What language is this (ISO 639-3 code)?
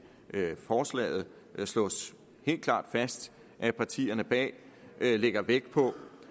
dan